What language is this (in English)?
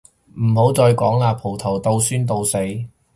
Cantonese